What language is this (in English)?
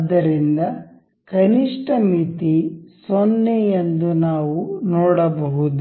Kannada